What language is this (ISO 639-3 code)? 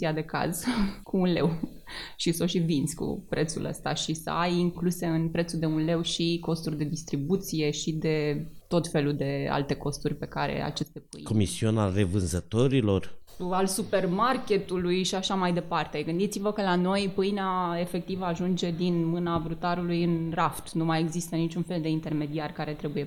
ron